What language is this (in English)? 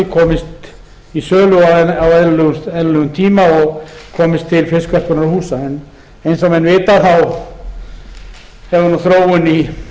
Icelandic